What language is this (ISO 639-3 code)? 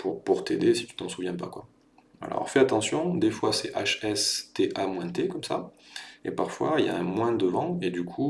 fra